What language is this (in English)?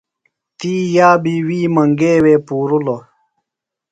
Phalura